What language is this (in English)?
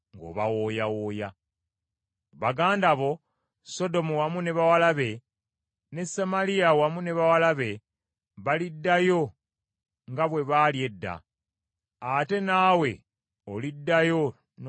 Ganda